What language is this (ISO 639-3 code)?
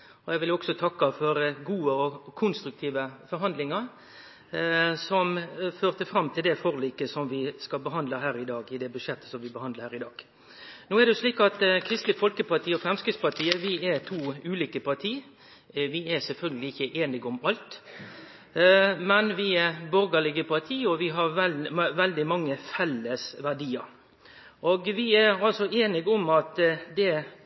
nor